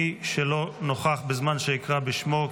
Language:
Hebrew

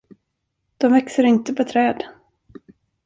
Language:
Swedish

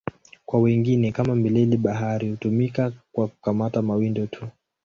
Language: Swahili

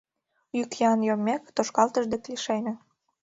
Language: Mari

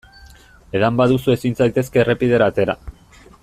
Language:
Basque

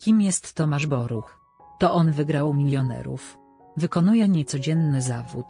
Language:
Polish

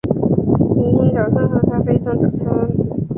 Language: Chinese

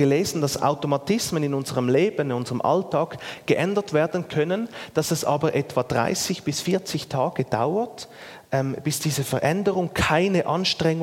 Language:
German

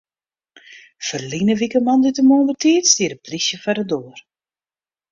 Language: Western Frisian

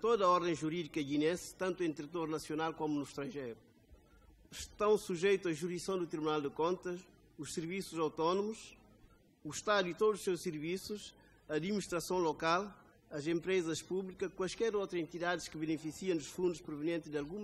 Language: Portuguese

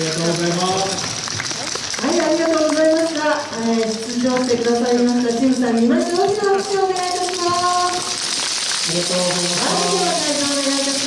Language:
Japanese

